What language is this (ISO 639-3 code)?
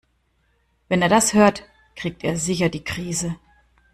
deu